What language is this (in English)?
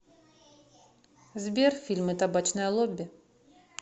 Russian